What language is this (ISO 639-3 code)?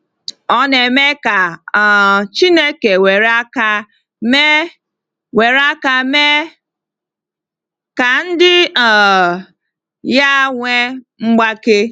ibo